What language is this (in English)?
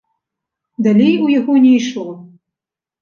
Belarusian